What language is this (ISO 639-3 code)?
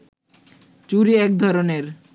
ben